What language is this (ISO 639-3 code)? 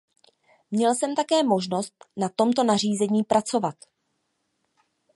ces